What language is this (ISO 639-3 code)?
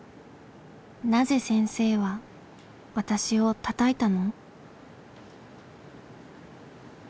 jpn